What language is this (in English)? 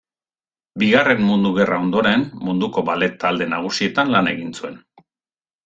Basque